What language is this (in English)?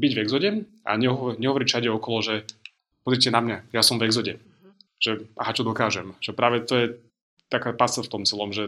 Slovak